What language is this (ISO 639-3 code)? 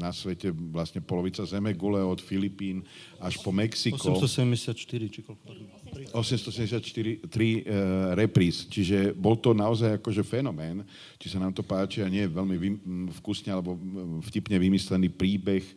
slk